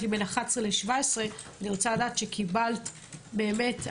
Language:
Hebrew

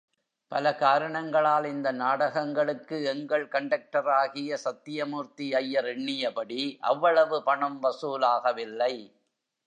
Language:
Tamil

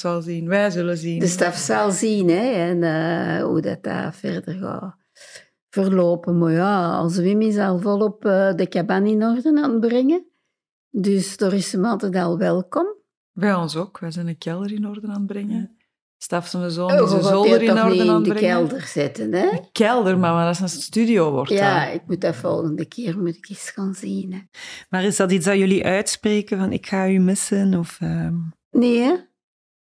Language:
Dutch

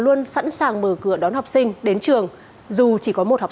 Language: Vietnamese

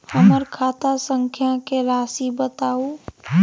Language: Maithili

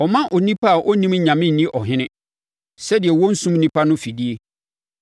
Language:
Akan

